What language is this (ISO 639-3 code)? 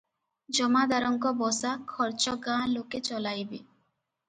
ori